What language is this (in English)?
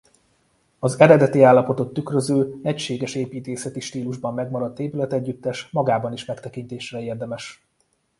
Hungarian